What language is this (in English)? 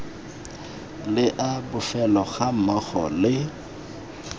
Tswana